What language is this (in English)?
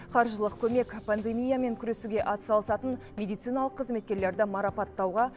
Kazakh